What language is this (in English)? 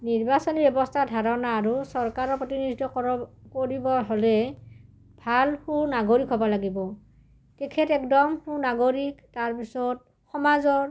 Assamese